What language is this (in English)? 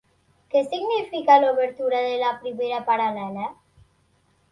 Catalan